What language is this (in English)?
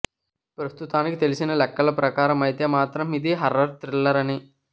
Telugu